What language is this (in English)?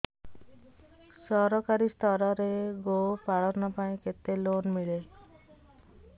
Odia